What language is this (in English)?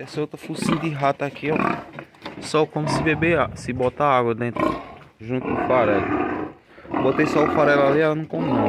Portuguese